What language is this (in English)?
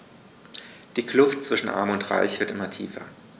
German